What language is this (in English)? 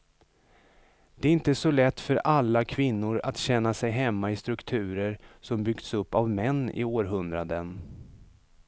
Swedish